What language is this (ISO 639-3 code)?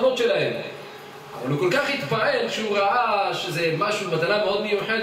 heb